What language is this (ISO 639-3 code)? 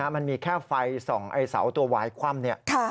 tha